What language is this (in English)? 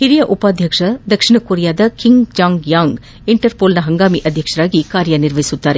Kannada